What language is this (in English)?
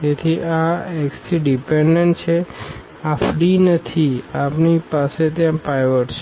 Gujarati